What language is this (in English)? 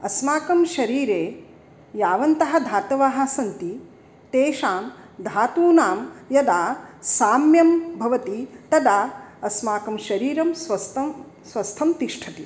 Sanskrit